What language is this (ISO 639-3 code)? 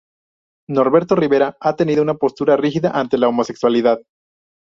spa